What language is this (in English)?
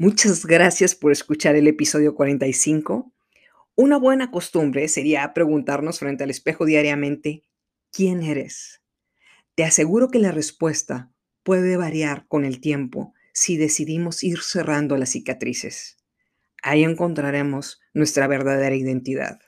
Spanish